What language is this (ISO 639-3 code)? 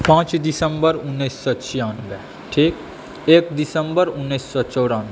mai